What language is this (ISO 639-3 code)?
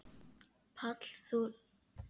isl